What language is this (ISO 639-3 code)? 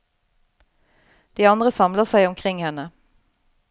nor